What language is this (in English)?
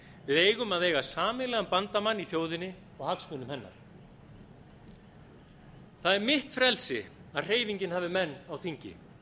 Icelandic